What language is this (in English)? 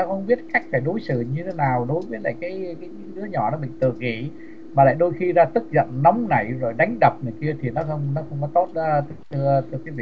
Vietnamese